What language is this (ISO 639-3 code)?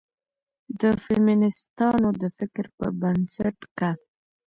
pus